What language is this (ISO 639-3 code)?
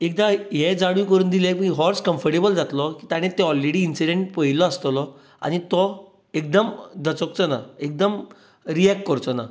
kok